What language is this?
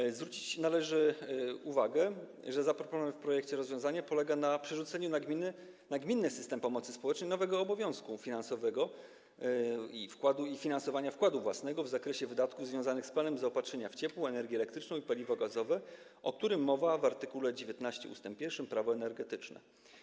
Polish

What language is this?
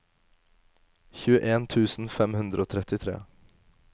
Norwegian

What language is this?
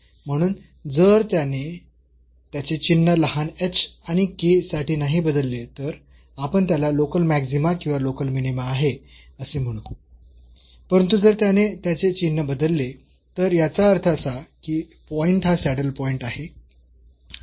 Marathi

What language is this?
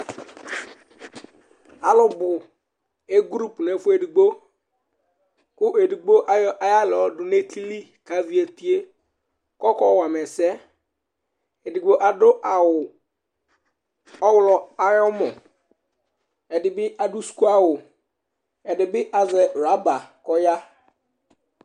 Ikposo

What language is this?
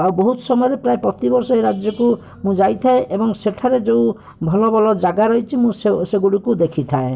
Odia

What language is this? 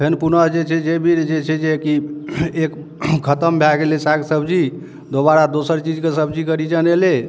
Maithili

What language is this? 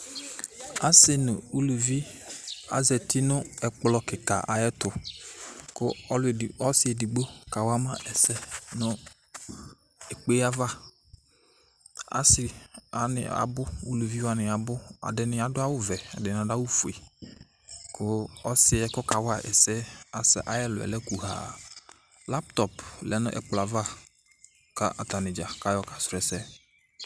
Ikposo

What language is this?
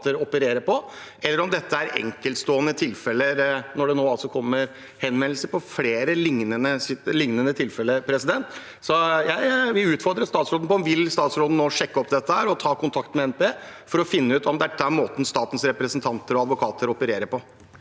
Norwegian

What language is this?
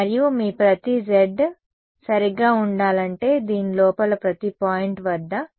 Telugu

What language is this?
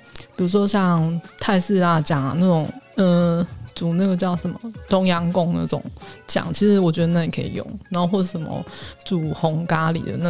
Chinese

